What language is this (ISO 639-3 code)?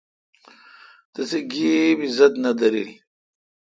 xka